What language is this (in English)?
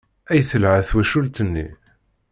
Kabyle